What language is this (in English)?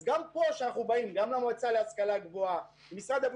Hebrew